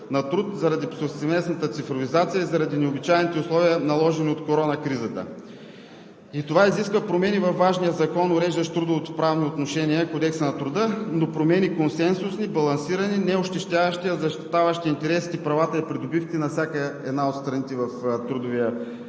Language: Bulgarian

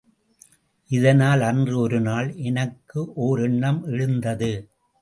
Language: Tamil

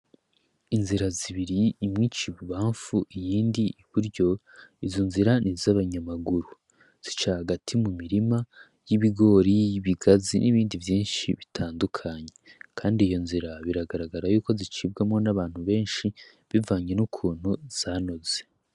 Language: Rundi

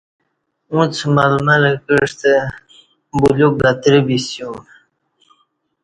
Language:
Kati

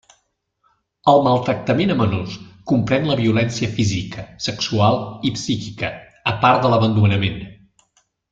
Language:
Catalan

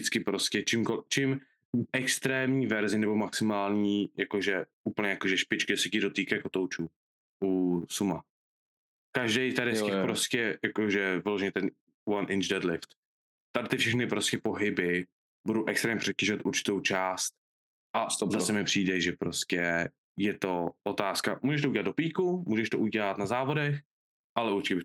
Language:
Czech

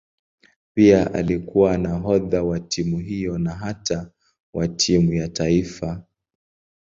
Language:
Swahili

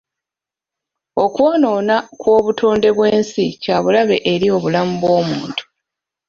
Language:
Ganda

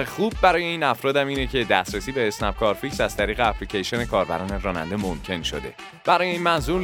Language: Persian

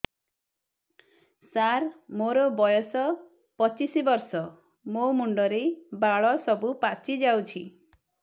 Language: Odia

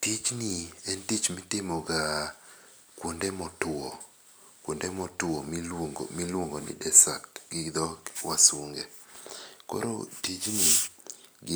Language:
Luo (Kenya and Tanzania)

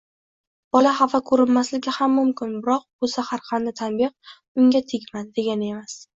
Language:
Uzbek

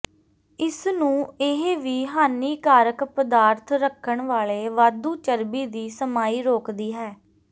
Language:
Punjabi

